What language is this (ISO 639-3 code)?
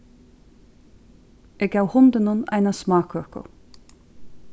fao